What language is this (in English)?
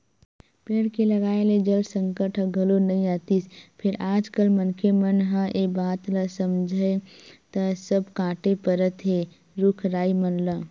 Chhattisgarhi